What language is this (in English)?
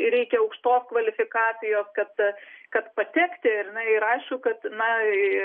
Lithuanian